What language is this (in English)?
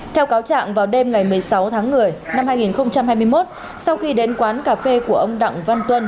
Vietnamese